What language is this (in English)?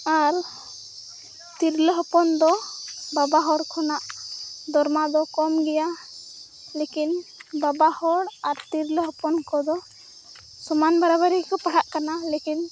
Santali